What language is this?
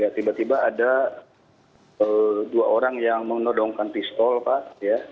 Indonesian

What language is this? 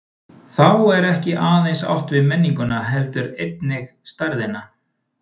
Icelandic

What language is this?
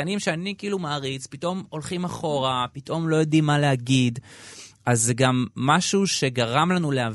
Hebrew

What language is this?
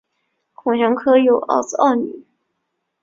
Chinese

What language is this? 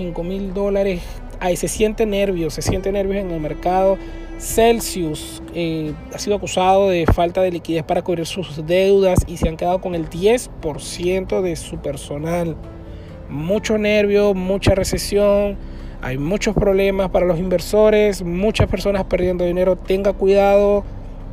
Spanish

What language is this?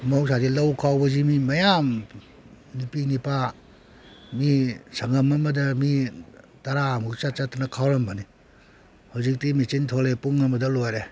Manipuri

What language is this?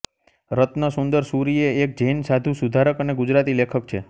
Gujarati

